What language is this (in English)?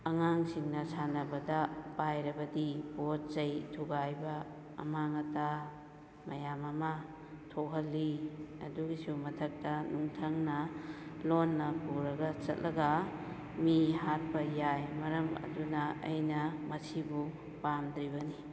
Manipuri